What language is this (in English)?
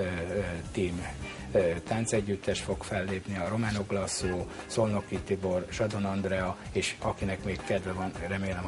Hungarian